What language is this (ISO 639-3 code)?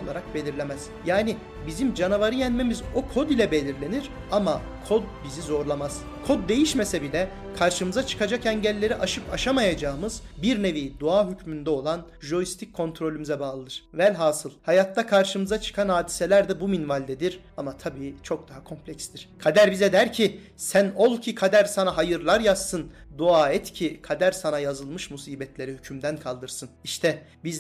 tur